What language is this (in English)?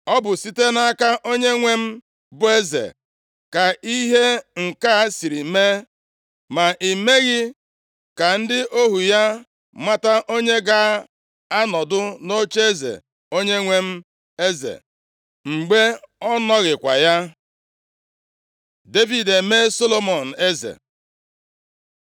Igbo